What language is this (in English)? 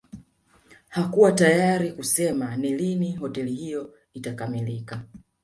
Swahili